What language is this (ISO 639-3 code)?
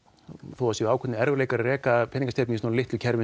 isl